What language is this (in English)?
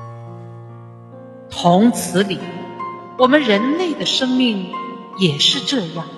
Chinese